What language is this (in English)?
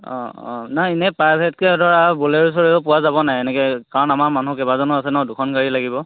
Assamese